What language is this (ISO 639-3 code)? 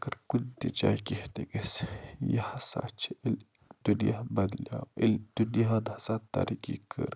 kas